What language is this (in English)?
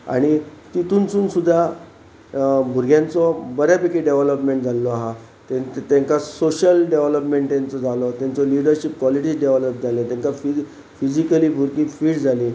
Konkani